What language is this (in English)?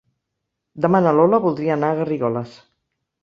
Catalan